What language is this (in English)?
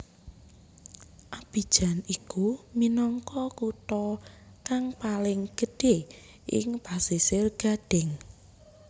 Javanese